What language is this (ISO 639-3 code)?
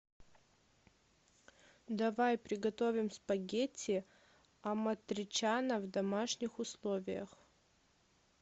rus